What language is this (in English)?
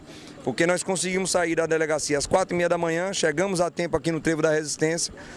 Portuguese